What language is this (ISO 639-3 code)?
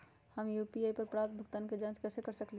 mag